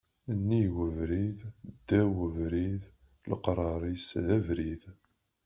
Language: Kabyle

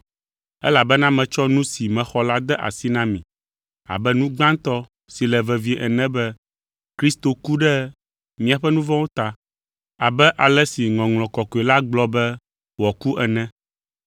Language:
Ewe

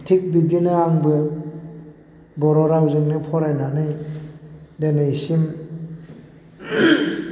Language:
Bodo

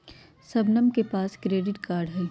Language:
Magahi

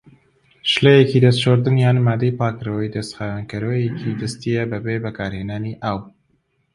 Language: Central Kurdish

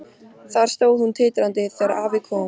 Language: Icelandic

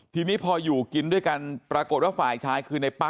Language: Thai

